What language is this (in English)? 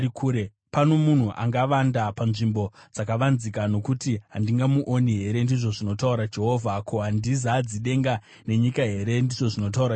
Shona